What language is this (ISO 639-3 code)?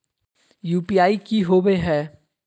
mag